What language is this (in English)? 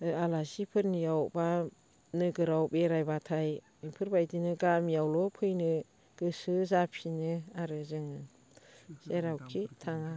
Bodo